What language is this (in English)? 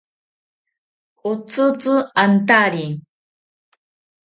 Ashéninka Perené